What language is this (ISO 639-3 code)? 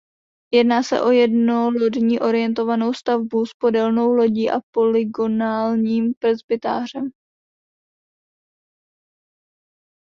ces